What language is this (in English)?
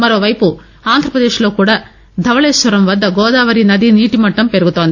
Telugu